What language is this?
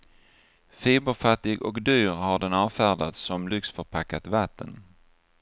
Swedish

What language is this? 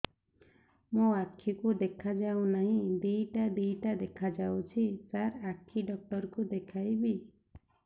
Odia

